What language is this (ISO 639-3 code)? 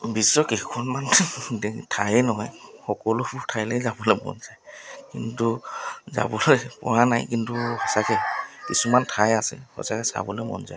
asm